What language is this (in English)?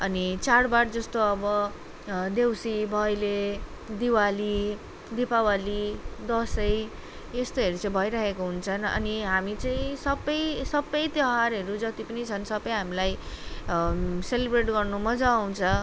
Nepali